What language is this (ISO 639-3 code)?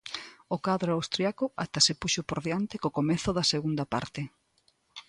glg